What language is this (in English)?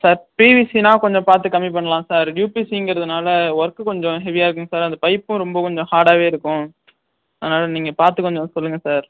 Tamil